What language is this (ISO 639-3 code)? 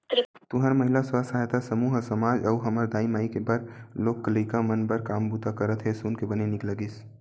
hne